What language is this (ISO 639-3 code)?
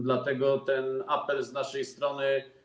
pol